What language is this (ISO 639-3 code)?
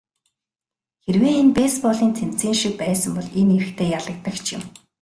mon